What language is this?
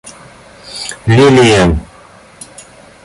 Russian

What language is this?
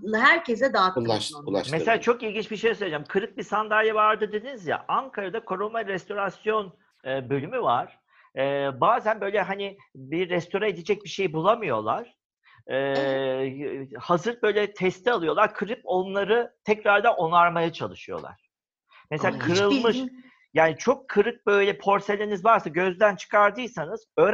Turkish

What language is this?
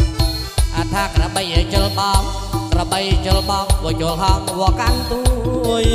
Thai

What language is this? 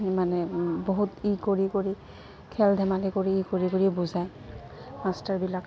Assamese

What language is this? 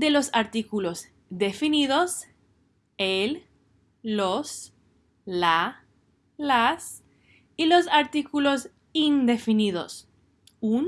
Spanish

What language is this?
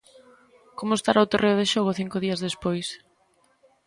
Galician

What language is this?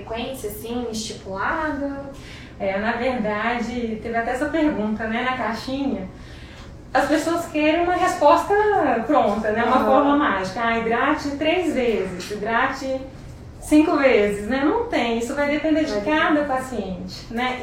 Portuguese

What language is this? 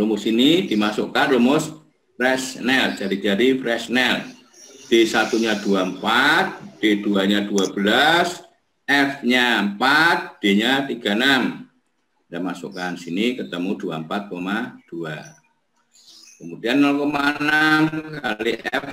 Indonesian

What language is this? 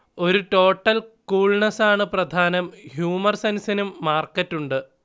Malayalam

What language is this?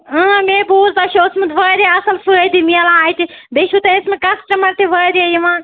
Kashmiri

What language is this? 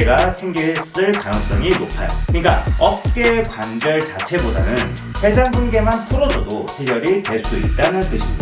Korean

